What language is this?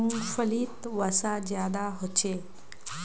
Magahi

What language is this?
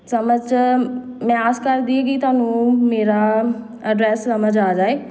Punjabi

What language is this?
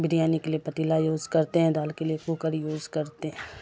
Urdu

